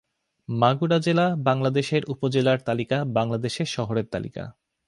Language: Bangla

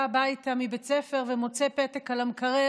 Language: Hebrew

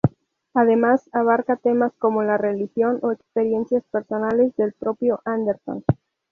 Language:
Spanish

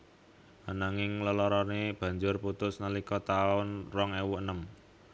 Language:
Javanese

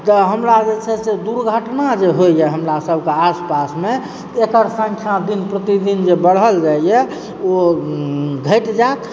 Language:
Maithili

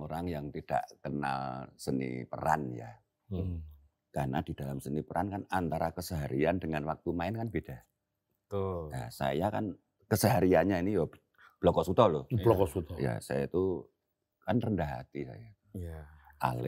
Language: Indonesian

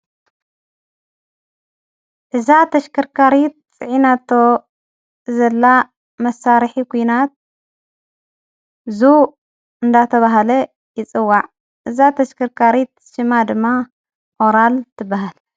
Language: Tigrinya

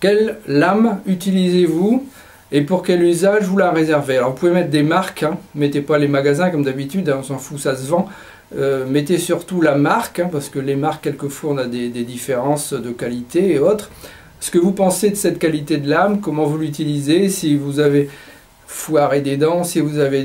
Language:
French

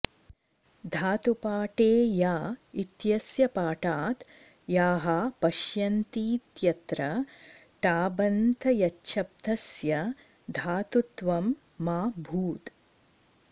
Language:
Sanskrit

